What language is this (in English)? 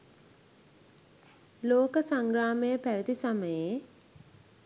Sinhala